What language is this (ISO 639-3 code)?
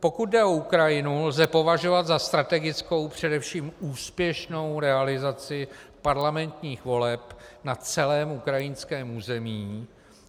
ces